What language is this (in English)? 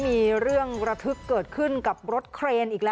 Thai